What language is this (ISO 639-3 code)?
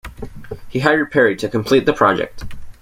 eng